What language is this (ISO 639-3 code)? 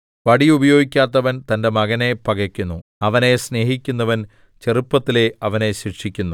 mal